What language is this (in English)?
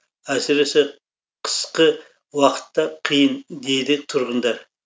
Kazakh